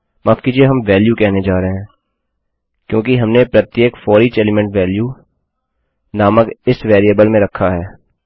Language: Hindi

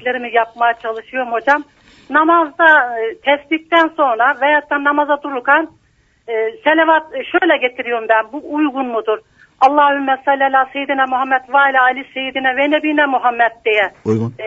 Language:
Turkish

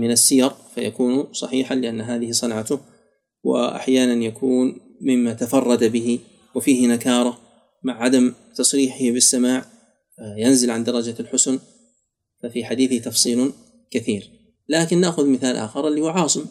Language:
Arabic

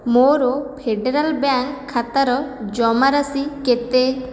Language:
Odia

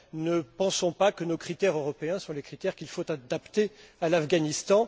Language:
French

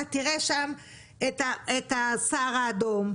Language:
Hebrew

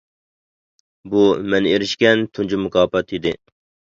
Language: Uyghur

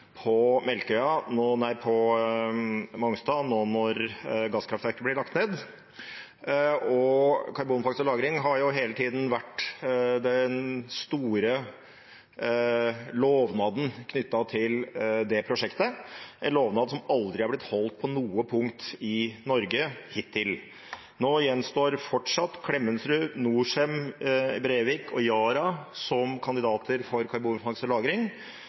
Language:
Norwegian Bokmål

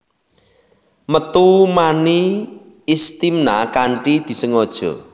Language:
Javanese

